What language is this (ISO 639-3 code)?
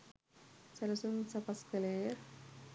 sin